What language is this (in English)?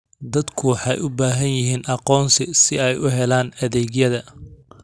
Somali